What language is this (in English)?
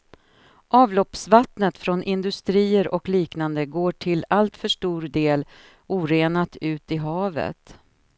Swedish